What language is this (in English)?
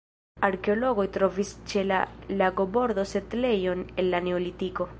Esperanto